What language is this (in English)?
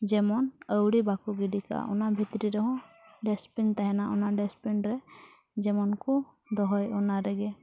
Santali